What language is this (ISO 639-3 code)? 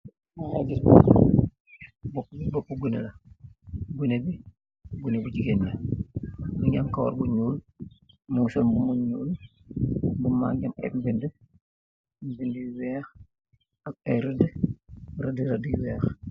wol